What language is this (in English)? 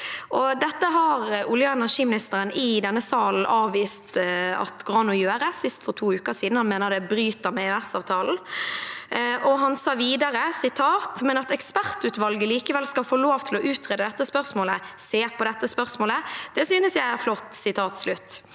Norwegian